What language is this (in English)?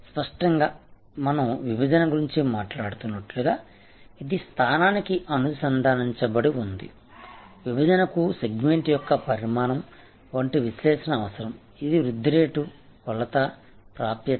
Telugu